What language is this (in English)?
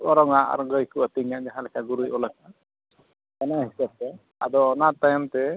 Santali